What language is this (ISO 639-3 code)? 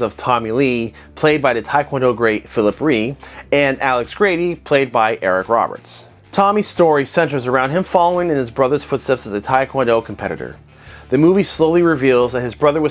eng